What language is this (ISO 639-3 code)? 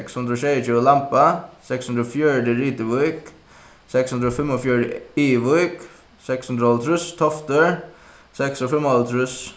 fao